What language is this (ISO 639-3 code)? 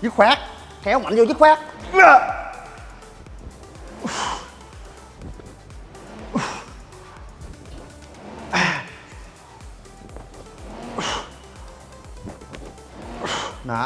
vie